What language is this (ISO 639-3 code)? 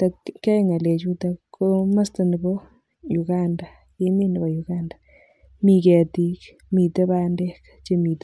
kln